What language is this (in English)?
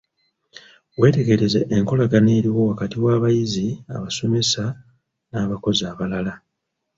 Ganda